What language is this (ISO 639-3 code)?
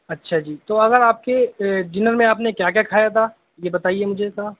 urd